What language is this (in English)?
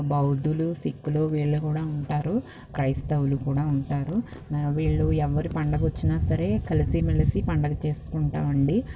Telugu